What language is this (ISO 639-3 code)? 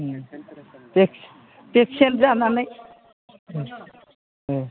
brx